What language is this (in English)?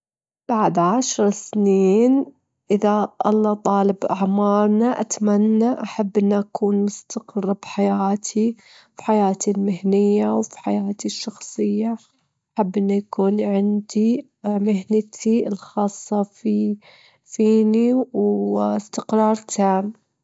Gulf Arabic